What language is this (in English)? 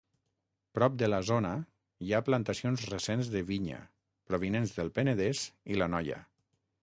Catalan